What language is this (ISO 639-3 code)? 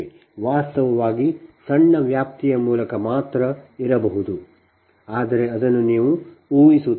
kan